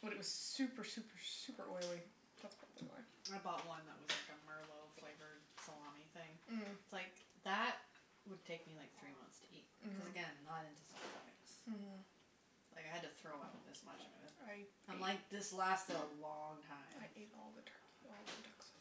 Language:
English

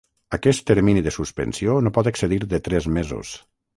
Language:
Catalan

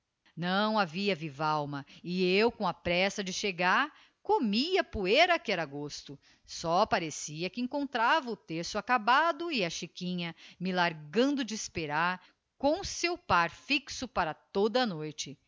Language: Portuguese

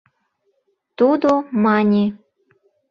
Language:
Mari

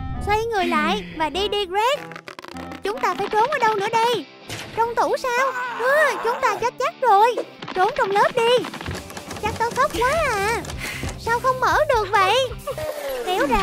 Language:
Vietnamese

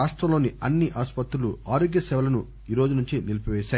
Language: Telugu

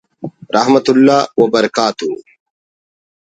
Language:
Brahui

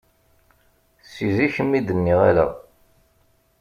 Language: Kabyle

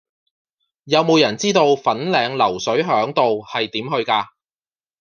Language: Cantonese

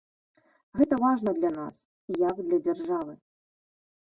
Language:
Belarusian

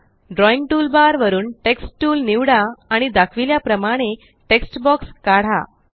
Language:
Marathi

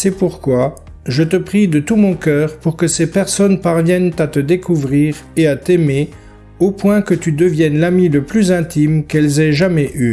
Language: French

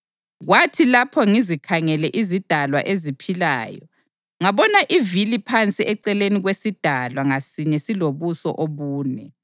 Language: North Ndebele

